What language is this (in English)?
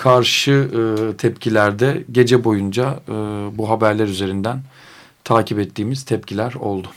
Turkish